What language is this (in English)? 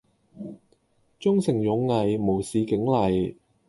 Cantonese